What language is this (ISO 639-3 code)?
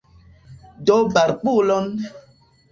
epo